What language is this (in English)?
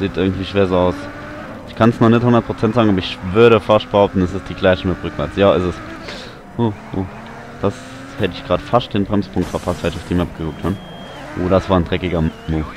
German